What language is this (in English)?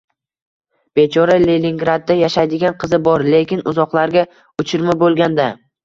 Uzbek